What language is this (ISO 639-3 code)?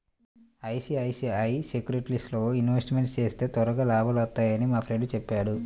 tel